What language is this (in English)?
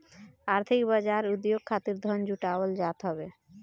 Bhojpuri